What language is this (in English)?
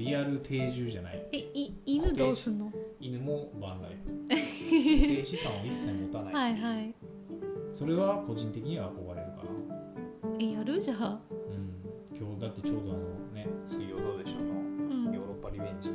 Japanese